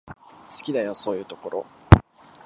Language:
Japanese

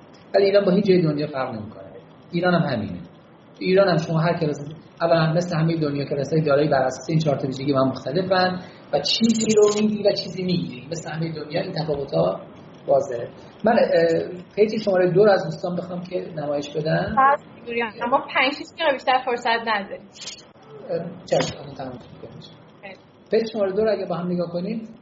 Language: Persian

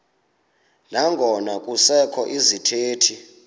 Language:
Xhosa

